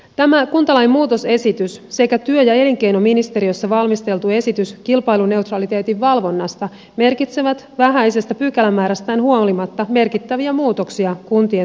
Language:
Finnish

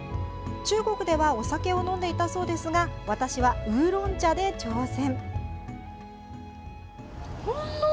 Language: Japanese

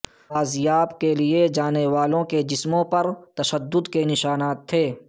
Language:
Urdu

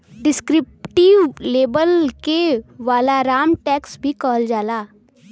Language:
Bhojpuri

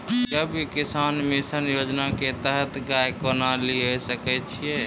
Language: Maithili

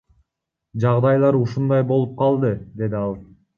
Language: Kyrgyz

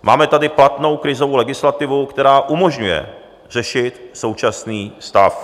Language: Czech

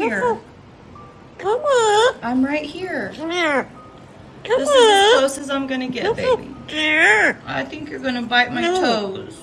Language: Spanish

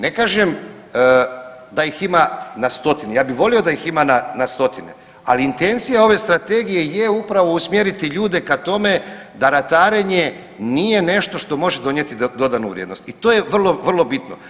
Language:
Croatian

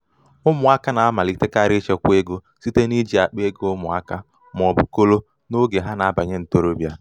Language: Igbo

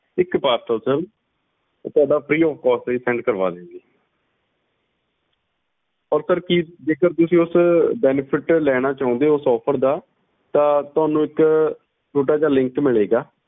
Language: Punjabi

